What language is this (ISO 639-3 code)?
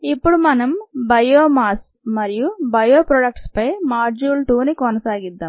tel